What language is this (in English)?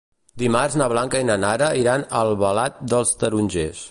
Catalan